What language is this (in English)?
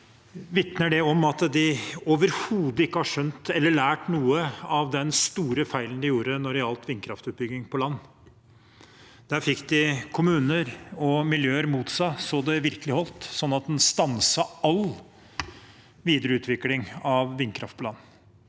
Norwegian